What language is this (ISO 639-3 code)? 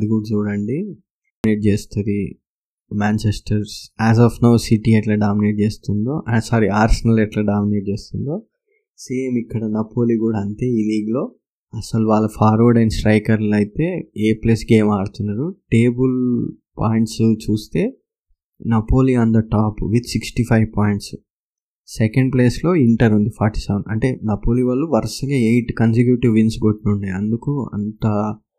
tel